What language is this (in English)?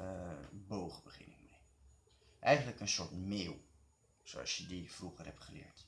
Dutch